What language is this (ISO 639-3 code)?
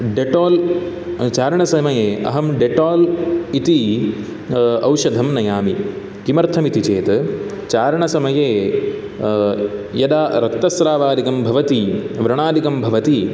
san